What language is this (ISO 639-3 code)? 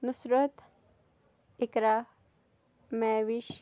kas